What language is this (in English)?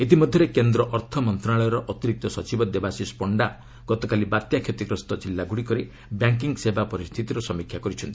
Odia